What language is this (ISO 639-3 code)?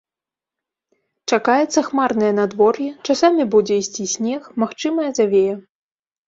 bel